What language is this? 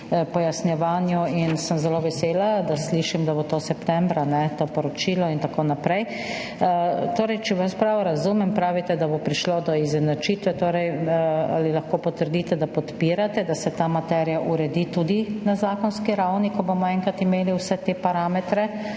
Slovenian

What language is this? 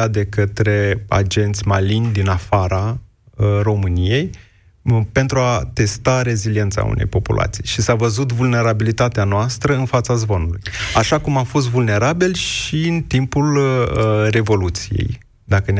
Romanian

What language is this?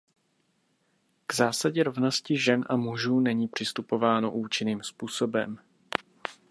Czech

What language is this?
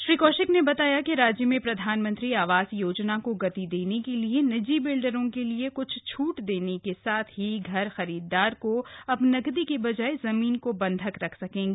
Hindi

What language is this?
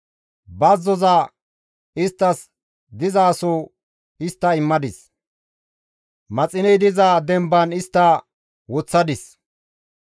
Gamo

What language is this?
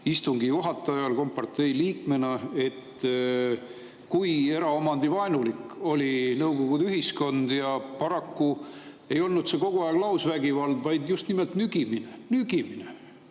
Estonian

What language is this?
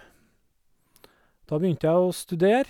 Norwegian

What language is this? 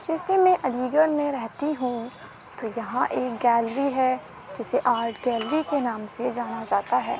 Urdu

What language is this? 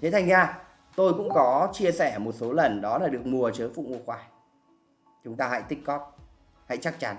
Vietnamese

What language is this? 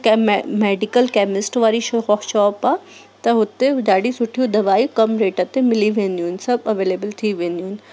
Sindhi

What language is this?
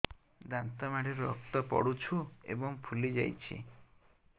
Odia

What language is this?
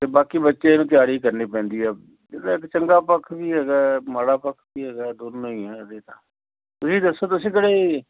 Punjabi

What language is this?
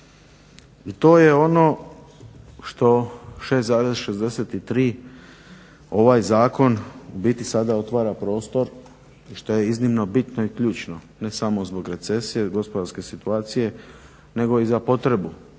Croatian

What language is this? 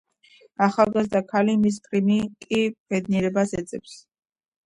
Georgian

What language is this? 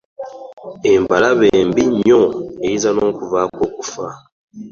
Ganda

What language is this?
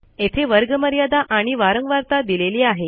Marathi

